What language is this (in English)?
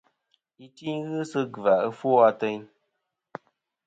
Kom